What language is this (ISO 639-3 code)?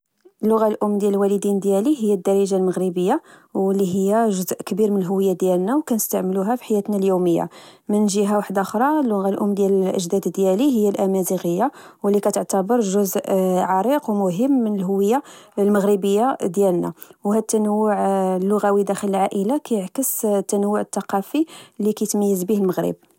ary